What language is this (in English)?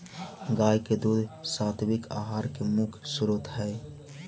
Magahi